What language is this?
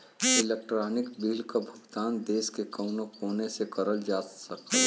Bhojpuri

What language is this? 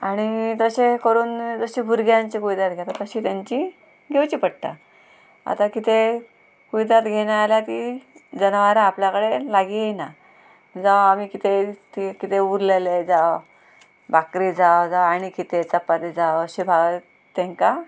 Konkani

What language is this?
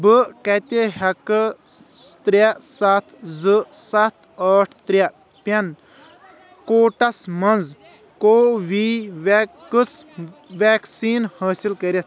Kashmiri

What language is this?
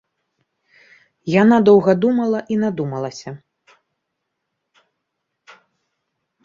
Belarusian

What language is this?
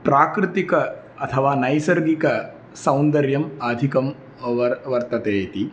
Sanskrit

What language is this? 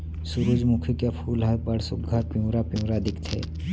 Chhattisgarhi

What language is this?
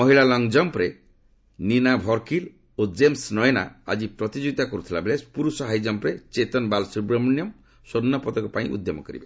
Odia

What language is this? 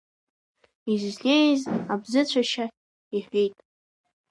Abkhazian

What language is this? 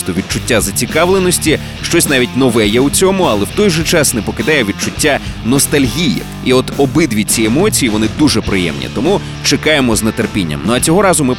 Ukrainian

